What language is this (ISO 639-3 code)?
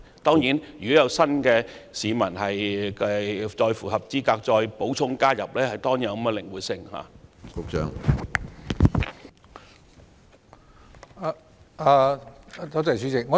yue